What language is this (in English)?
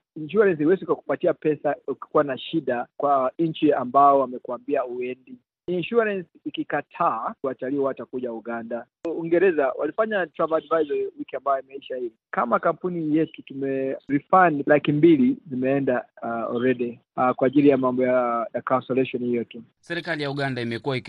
Swahili